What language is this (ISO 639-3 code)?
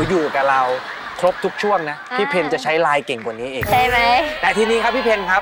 tha